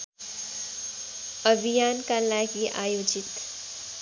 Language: Nepali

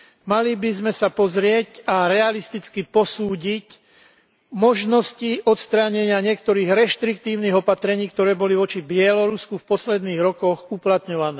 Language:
Slovak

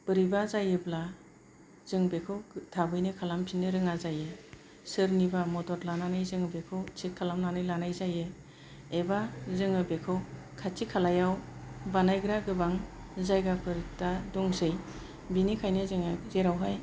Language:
Bodo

